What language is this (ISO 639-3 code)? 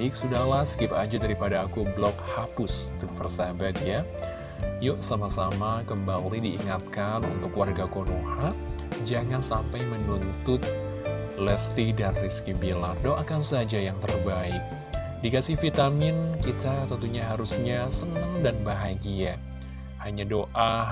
ind